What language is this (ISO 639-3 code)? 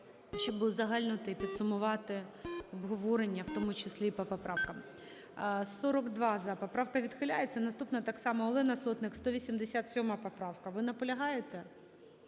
ukr